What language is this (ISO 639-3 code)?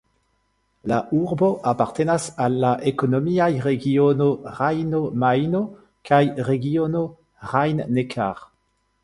epo